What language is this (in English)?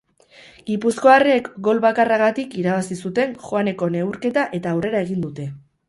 Basque